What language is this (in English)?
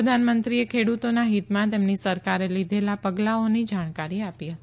Gujarati